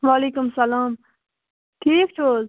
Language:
Kashmiri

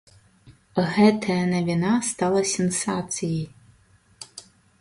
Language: Belarusian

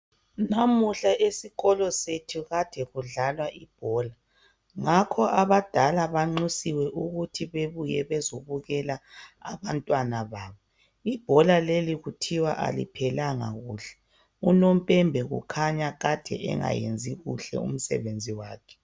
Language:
North Ndebele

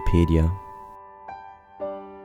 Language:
German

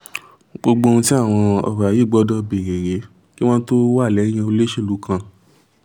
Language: Yoruba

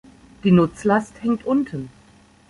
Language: German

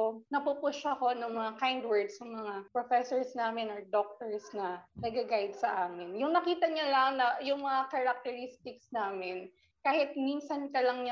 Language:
Filipino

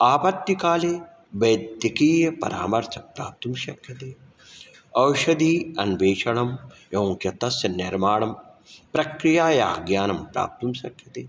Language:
Sanskrit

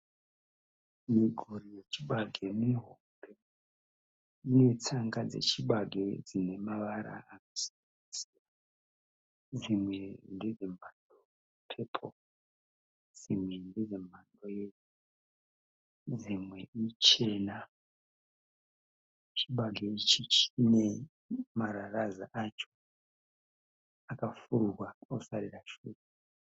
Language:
Shona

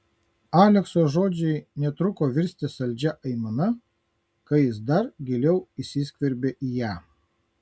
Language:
Lithuanian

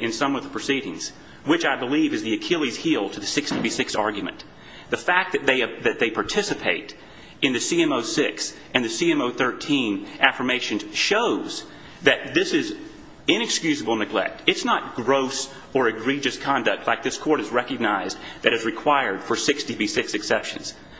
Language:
English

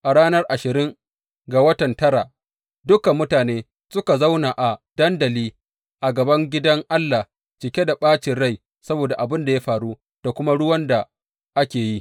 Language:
Hausa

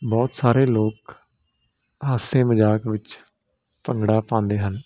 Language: Punjabi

